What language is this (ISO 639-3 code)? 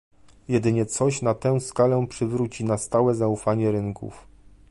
pol